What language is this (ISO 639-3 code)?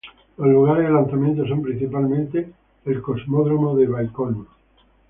spa